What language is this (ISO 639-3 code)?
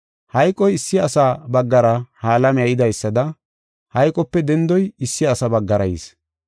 gof